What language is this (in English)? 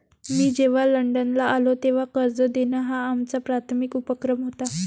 Marathi